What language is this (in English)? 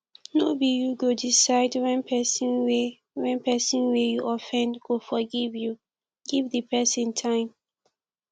Nigerian Pidgin